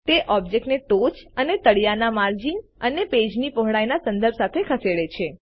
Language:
Gujarati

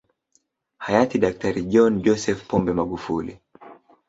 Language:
Swahili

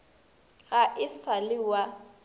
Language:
Northern Sotho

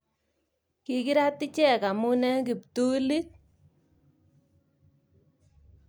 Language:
Kalenjin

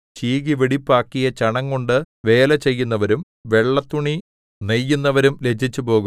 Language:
Malayalam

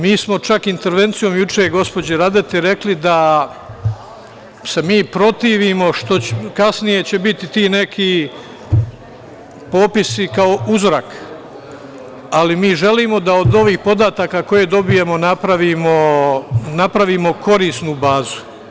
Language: Serbian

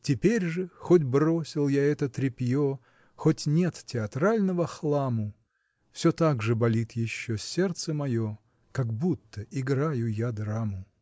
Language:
Russian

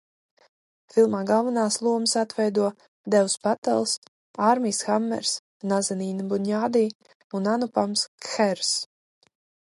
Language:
Latvian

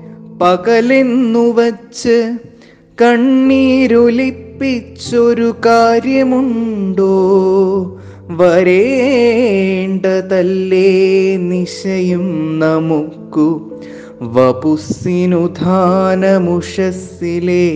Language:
Malayalam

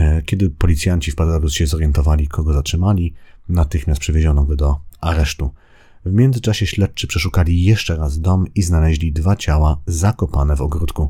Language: Polish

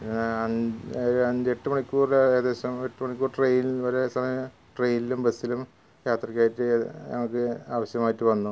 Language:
Malayalam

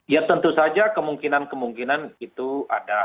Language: Indonesian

